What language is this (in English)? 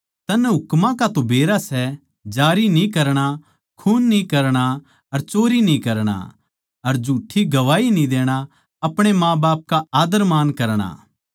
Haryanvi